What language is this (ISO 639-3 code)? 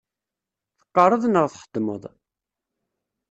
kab